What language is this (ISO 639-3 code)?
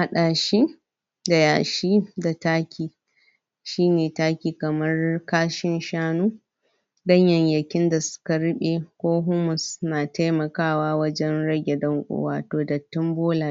hau